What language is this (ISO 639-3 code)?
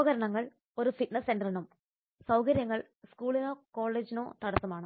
mal